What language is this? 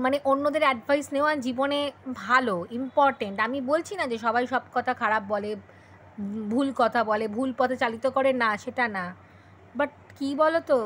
Bangla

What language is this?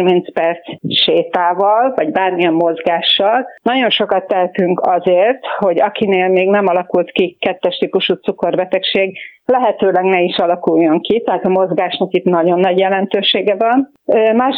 Hungarian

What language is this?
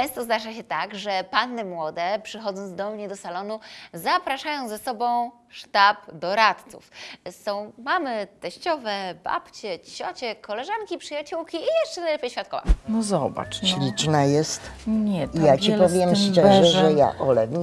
Polish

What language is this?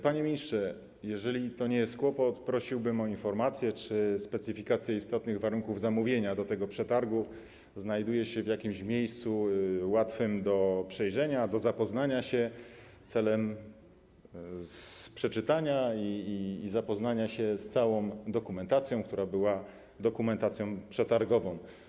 Polish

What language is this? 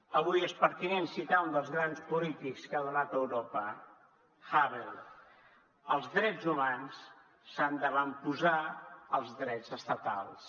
Catalan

